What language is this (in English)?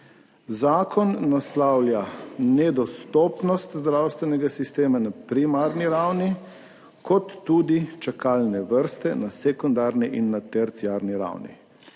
Slovenian